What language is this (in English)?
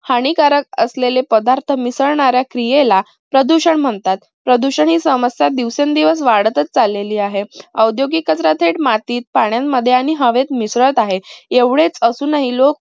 Marathi